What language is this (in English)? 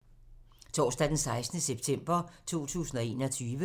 Danish